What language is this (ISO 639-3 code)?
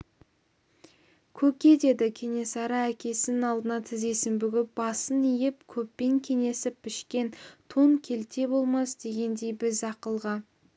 kaz